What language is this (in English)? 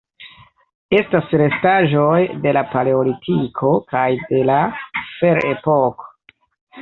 Esperanto